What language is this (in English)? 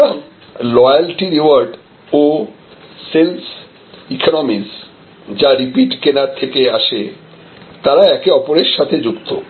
Bangla